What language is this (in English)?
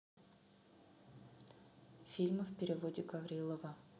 Russian